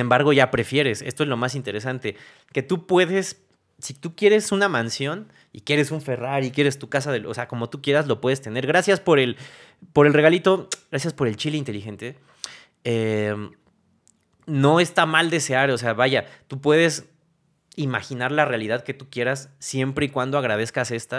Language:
Spanish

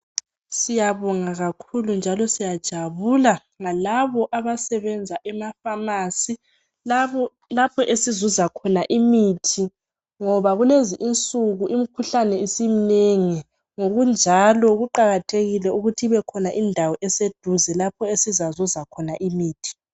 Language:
North Ndebele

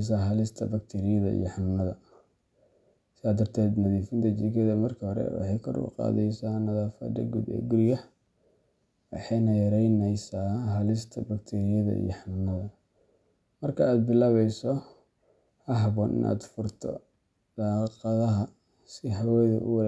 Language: Somali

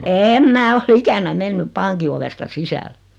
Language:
Finnish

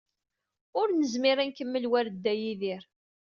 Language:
Kabyle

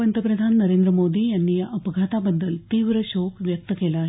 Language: Marathi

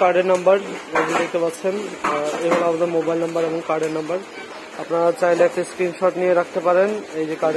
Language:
Turkish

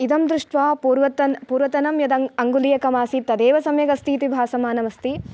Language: Sanskrit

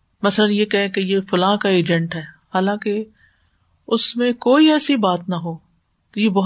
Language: Urdu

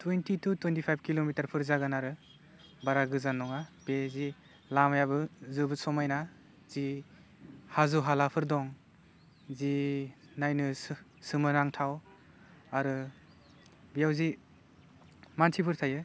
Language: Bodo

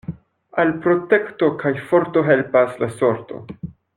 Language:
Esperanto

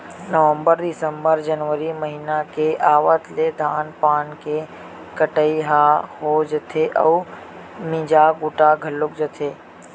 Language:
Chhattisgarhi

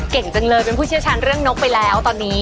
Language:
Thai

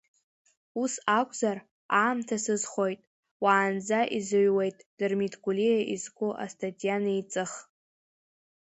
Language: Abkhazian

